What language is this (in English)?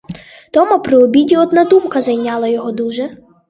Ukrainian